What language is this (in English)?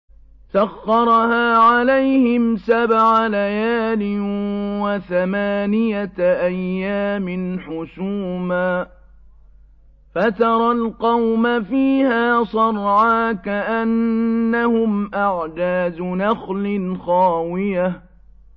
Arabic